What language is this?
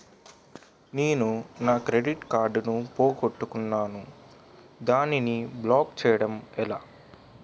Telugu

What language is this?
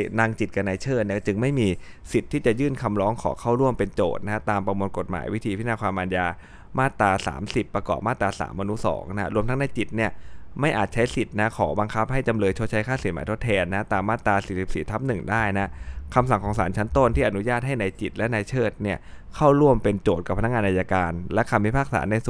Thai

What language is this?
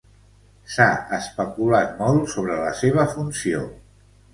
Catalan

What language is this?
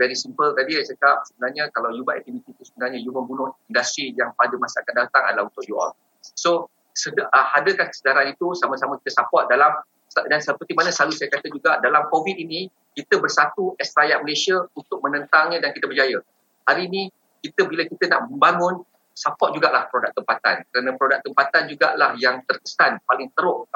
Malay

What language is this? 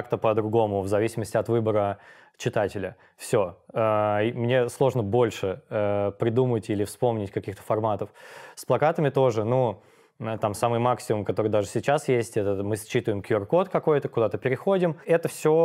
Russian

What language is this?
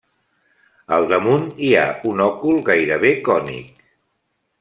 Catalan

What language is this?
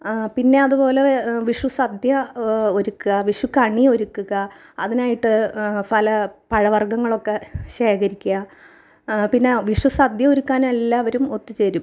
Malayalam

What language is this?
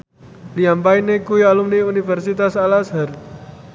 Javanese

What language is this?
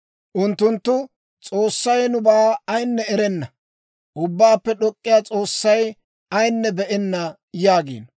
Dawro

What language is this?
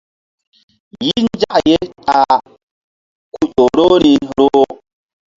Mbum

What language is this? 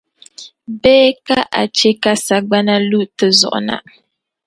Dagbani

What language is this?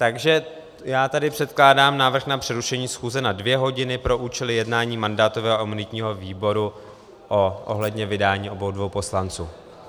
Czech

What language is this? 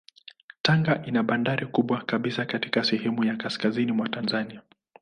Swahili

